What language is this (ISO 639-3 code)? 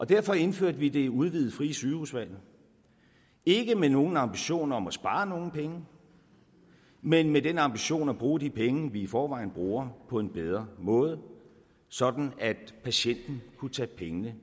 dan